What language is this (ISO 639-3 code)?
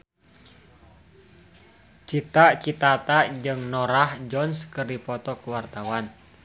sun